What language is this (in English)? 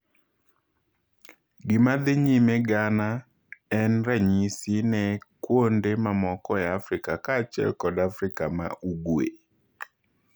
Luo (Kenya and Tanzania)